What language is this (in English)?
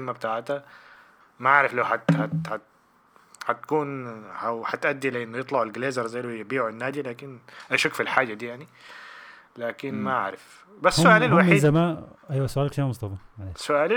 Arabic